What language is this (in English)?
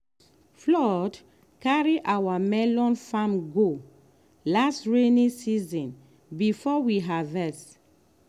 Nigerian Pidgin